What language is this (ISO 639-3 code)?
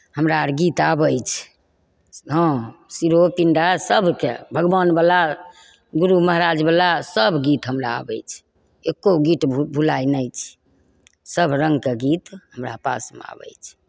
mai